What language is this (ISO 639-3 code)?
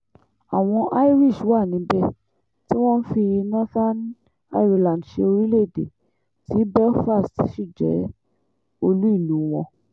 yor